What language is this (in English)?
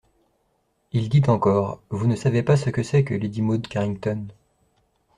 French